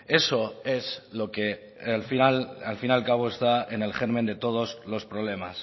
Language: Spanish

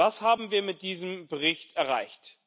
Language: German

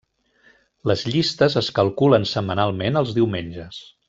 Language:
Catalan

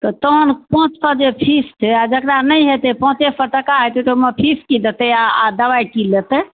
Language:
Maithili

